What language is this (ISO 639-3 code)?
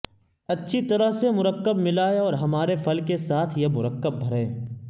urd